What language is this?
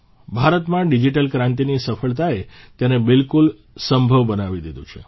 Gujarati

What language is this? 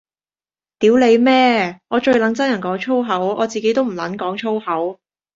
Cantonese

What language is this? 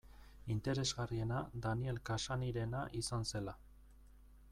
Basque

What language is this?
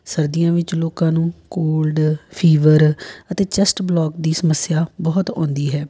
Punjabi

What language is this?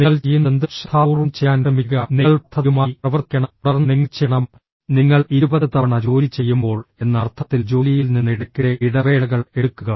Malayalam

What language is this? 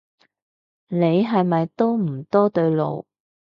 Cantonese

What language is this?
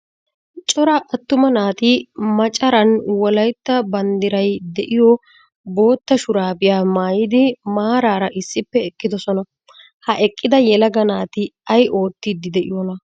Wolaytta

